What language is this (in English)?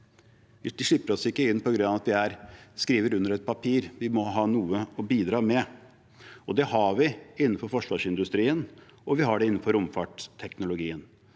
Norwegian